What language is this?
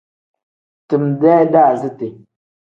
Tem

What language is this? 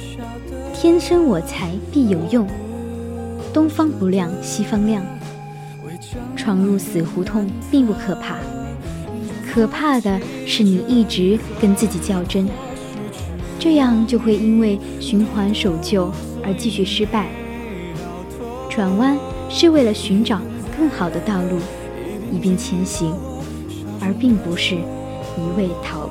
Chinese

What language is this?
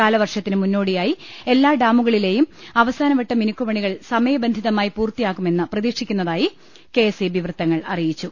Malayalam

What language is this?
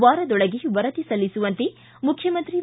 Kannada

